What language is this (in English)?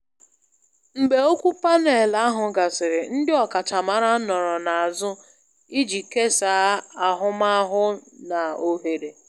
Igbo